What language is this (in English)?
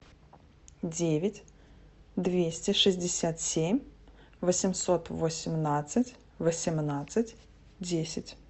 Russian